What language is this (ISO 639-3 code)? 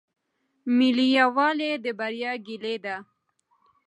pus